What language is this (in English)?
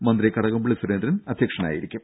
Malayalam